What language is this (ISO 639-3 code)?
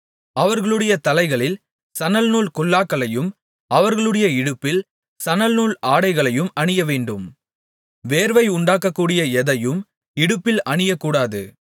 tam